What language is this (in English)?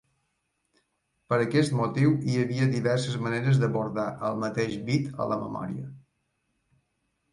Catalan